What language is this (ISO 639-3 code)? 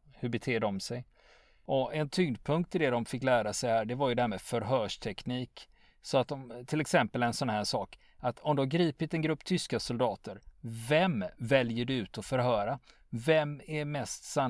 swe